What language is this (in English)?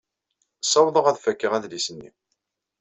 Kabyle